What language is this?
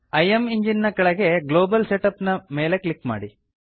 Kannada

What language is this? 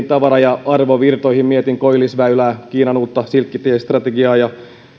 Finnish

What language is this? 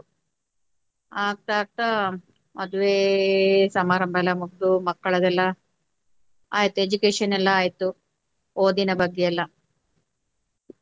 Kannada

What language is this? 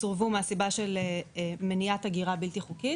Hebrew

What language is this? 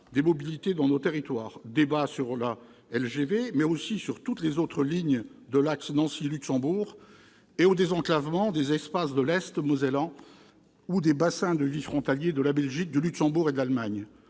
French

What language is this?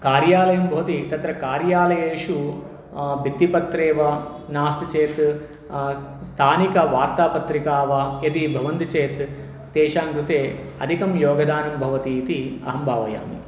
Sanskrit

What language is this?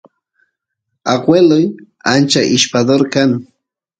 Santiago del Estero Quichua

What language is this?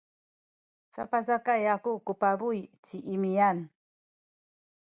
Sakizaya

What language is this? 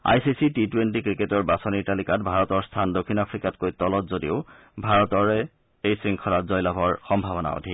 Assamese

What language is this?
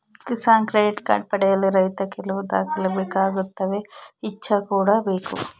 Kannada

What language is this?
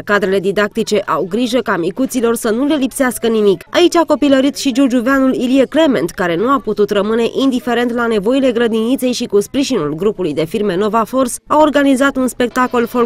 Romanian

